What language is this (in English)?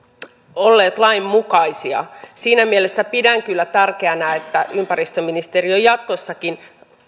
Finnish